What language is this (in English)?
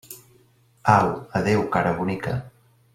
Catalan